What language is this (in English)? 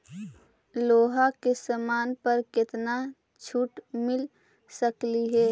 Magahi